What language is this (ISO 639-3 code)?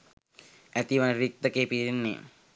sin